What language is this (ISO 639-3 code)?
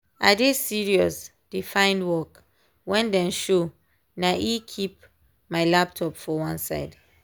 pcm